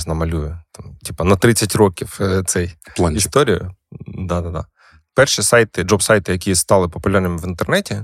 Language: Ukrainian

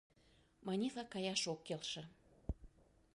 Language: Mari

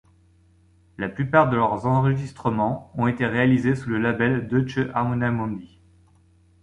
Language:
French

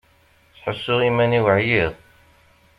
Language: Kabyle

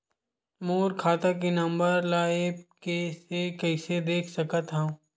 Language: Chhattisgarhi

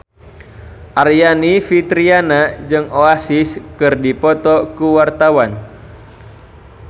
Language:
Sundanese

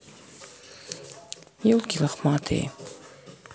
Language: Russian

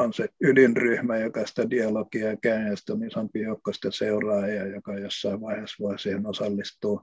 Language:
Finnish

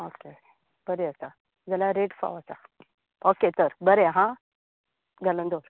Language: Konkani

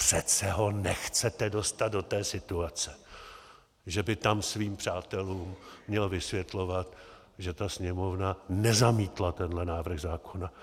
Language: Czech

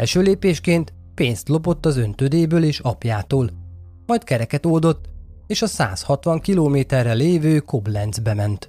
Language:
Hungarian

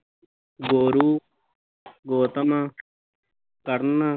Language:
Punjabi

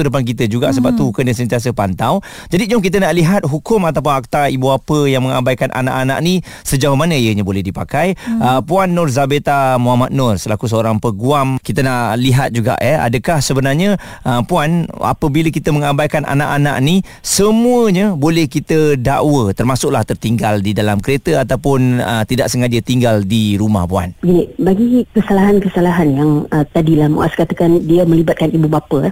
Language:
Malay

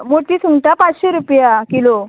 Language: Konkani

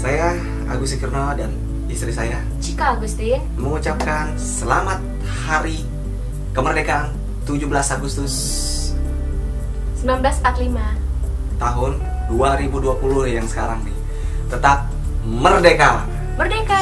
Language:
Indonesian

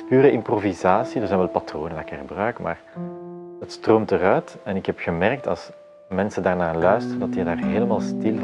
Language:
Dutch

